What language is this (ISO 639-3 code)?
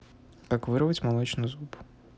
rus